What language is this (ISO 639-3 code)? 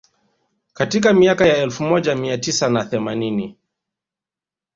swa